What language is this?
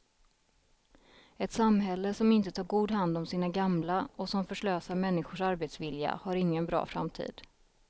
Swedish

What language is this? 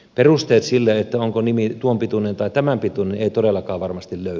Finnish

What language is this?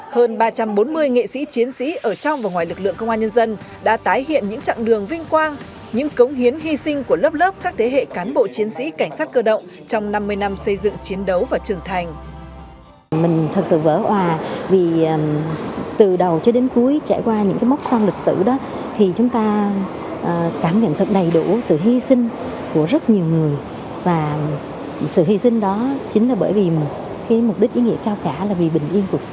Vietnamese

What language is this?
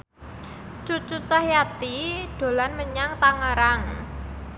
Javanese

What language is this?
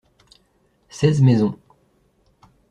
French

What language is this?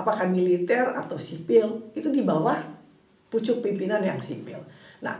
Indonesian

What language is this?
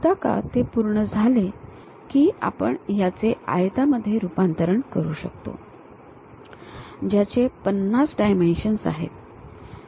Marathi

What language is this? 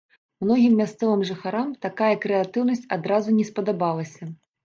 Belarusian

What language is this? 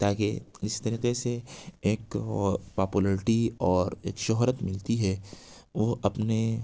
Urdu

